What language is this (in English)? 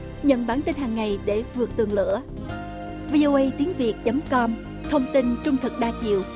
Vietnamese